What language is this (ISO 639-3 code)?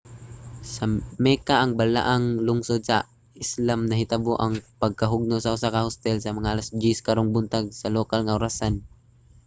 ceb